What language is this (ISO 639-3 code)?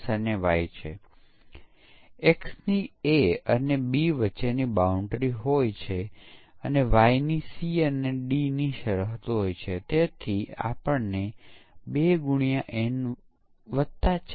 guj